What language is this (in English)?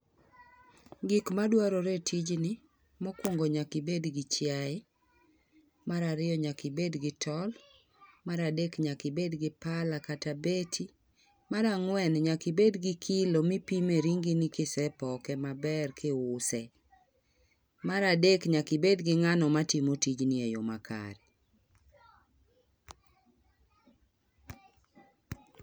Luo (Kenya and Tanzania)